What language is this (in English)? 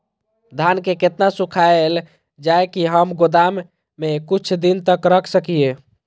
Maithili